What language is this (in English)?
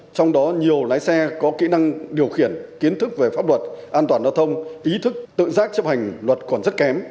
Vietnamese